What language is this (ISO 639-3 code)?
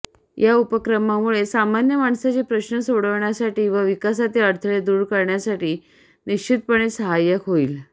mar